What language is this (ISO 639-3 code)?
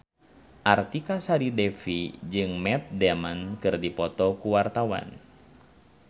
sun